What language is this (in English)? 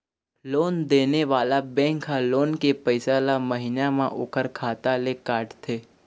Chhattisgarhi